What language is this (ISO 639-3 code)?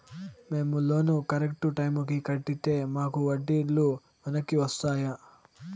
tel